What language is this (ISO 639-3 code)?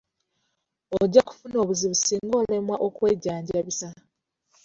lug